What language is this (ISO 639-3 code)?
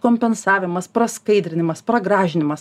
lit